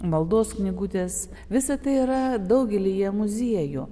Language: Lithuanian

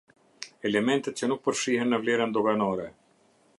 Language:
Albanian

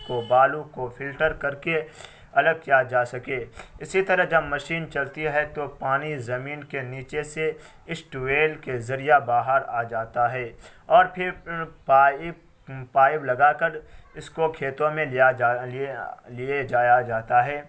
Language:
Urdu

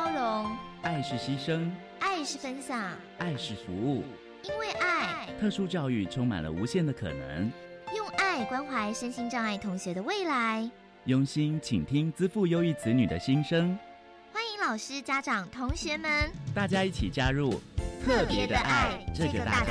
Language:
Chinese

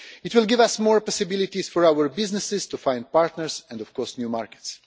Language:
English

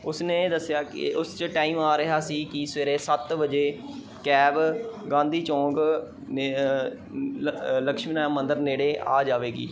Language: Punjabi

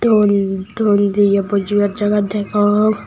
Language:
Chakma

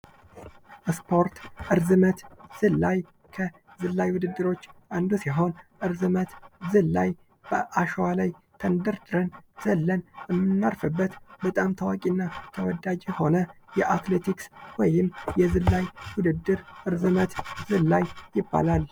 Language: Amharic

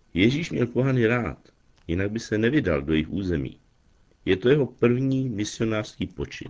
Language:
Czech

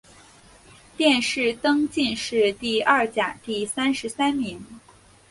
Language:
Chinese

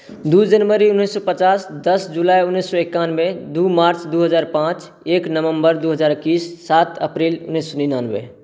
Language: Maithili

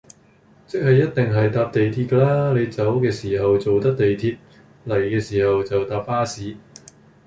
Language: Cantonese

